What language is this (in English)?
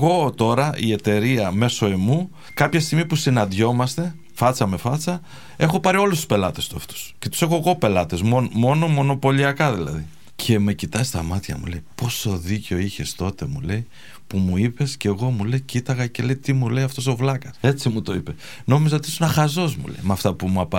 Greek